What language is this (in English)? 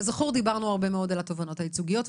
Hebrew